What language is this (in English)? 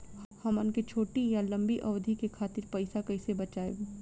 Bhojpuri